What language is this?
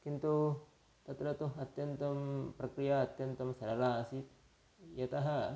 Sanskrit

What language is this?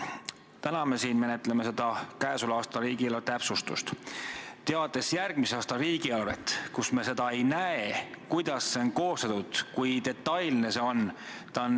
Estonian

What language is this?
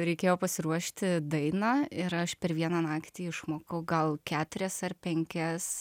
Lithuanian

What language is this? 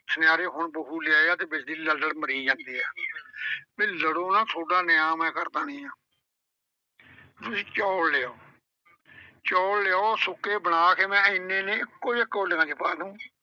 Punjabi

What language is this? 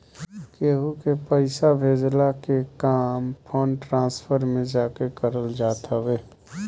Bhojpuri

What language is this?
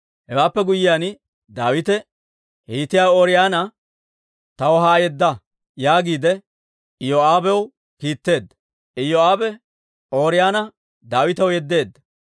Dawro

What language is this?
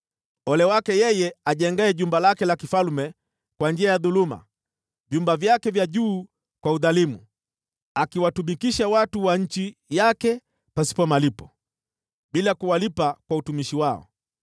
Swahili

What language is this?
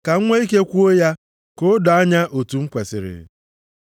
Igbo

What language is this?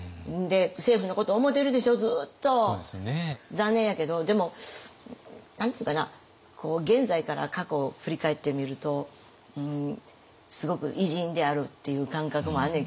Japanese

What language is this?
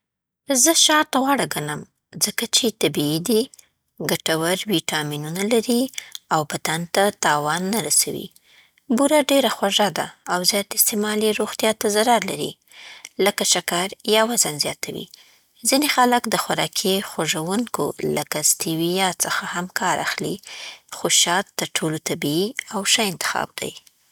Southern Pashto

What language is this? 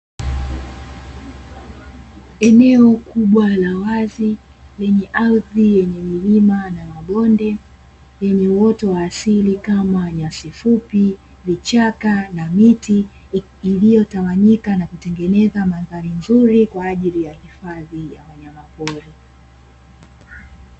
Swahili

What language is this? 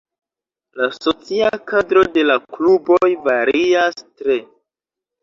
Esperanto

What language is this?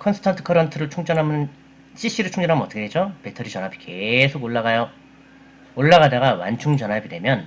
Korean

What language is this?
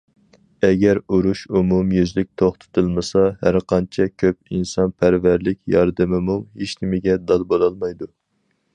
Uyghur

